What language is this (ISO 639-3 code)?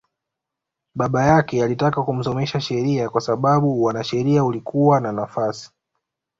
swa